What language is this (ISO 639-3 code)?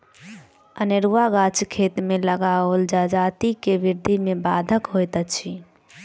mai